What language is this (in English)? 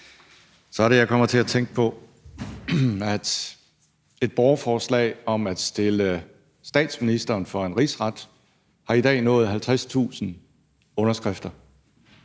Danish